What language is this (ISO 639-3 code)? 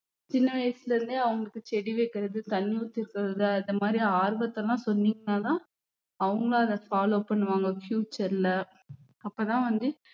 tam